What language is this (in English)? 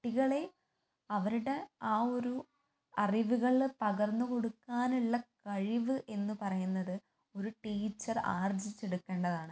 Malayalam